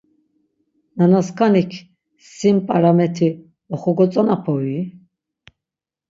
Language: Laz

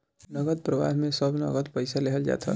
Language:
Bhojpuri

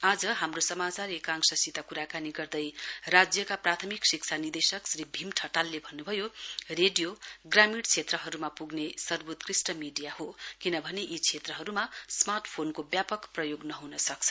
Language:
Nepali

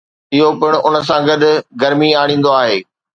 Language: Sindhi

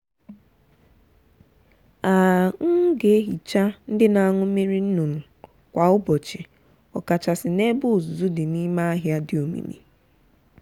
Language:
Igbo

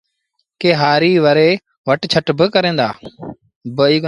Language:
Sindhi Bhil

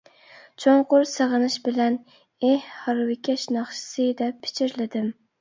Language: Uyghur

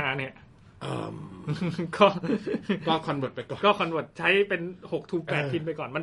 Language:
Thai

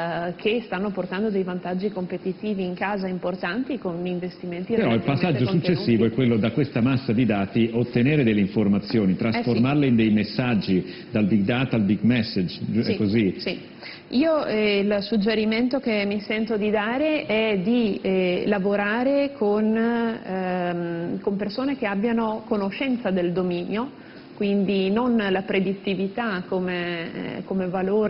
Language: Italian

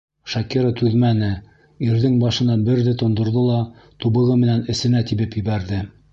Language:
Bashkir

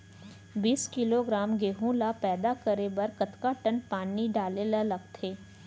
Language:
Chhattisgarhi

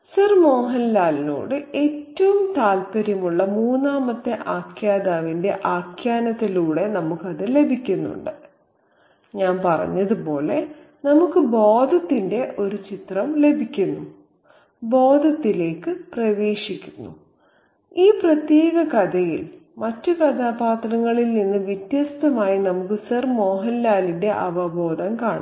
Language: Malayalam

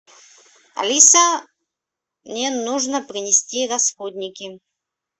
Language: Russian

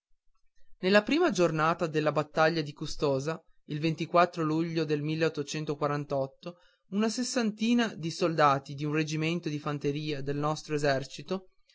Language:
Italian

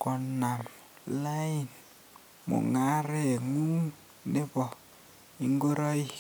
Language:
Kalenjin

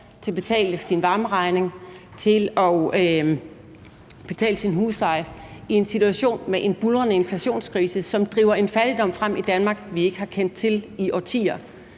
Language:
Danish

